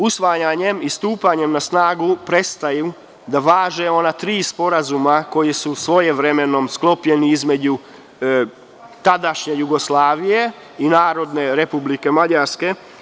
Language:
Serbian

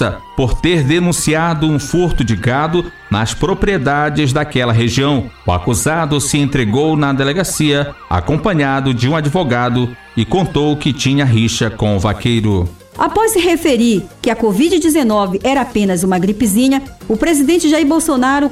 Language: Portuguese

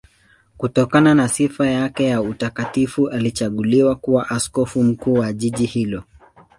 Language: Swahili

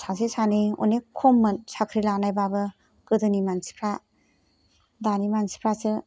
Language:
Bodo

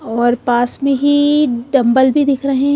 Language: Hindi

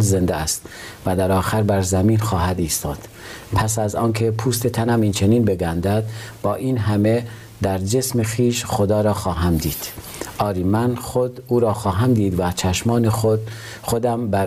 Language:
Persian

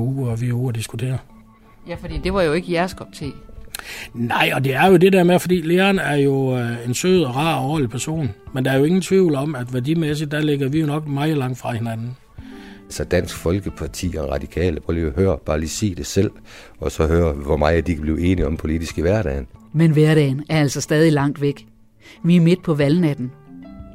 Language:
Danish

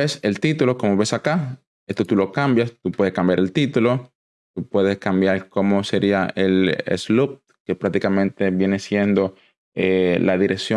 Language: Spanish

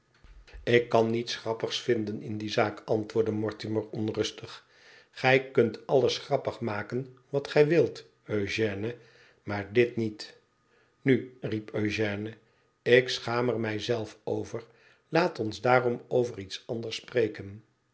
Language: Dutch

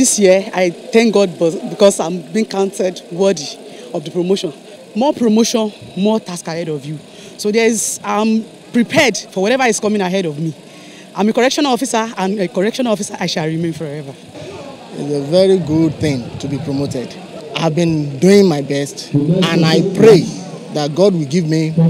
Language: English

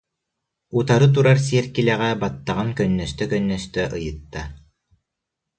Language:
Yakut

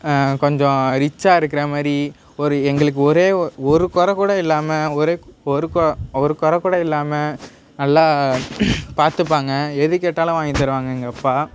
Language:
Tamil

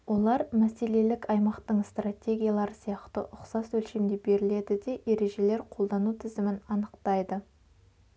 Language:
Kazakh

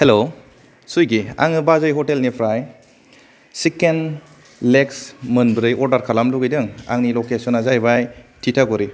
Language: Bodo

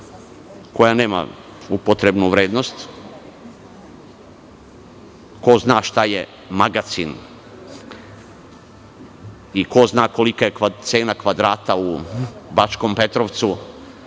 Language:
Serbian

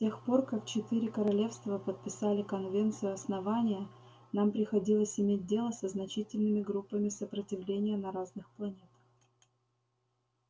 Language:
Russian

